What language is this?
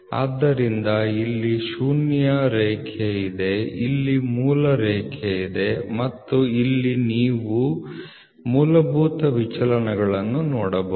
Kannada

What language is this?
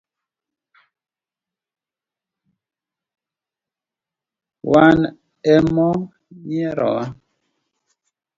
Luo (Kenya and Tanzania)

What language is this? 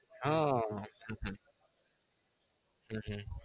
Gujarati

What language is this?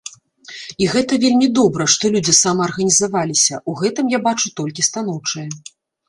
Belarusian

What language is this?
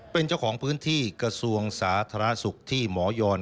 Thai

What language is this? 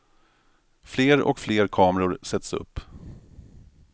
Swedish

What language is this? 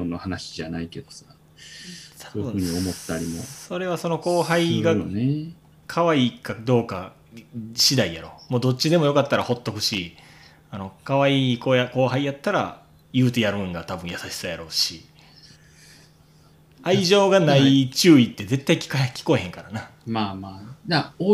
Japanese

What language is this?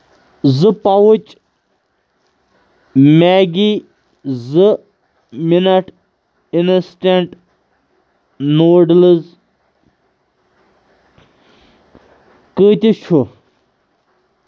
Kashmiri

